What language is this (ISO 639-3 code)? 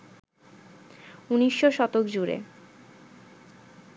ben